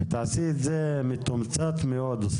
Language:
Hebrew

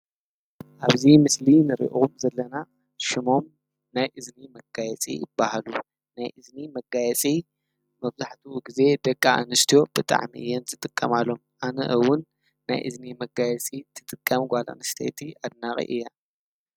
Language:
Tigrinya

